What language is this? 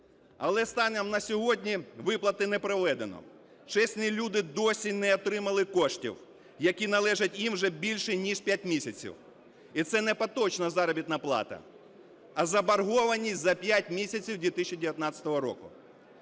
Ukrainian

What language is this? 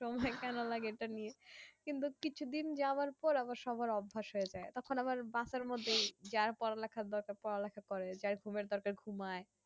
Bangla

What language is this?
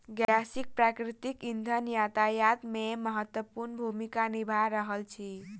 Maithili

